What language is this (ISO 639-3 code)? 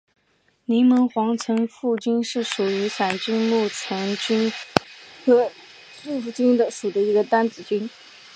zho